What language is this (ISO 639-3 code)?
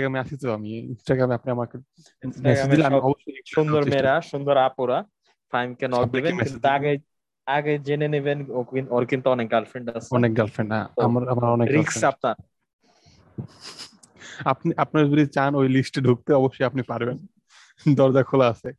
ben